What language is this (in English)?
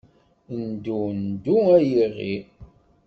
Kabyle